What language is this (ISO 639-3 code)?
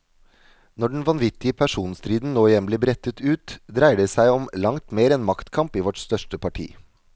nor